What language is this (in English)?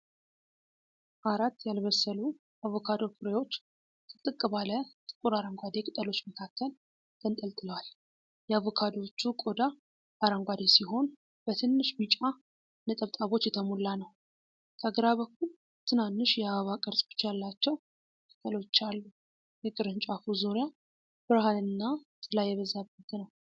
Amharic